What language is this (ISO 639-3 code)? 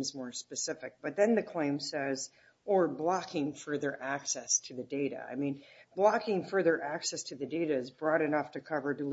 eng